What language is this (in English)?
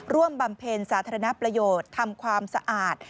Thai